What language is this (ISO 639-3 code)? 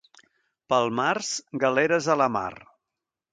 cat